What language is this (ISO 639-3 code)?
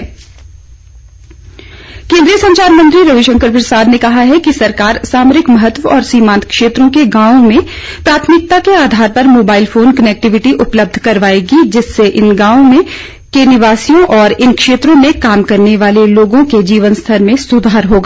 hin